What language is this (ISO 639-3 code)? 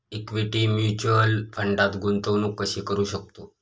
mar